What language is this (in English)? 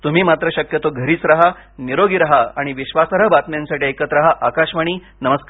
Marathi